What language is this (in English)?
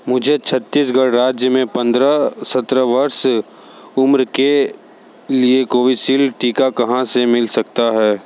Hindi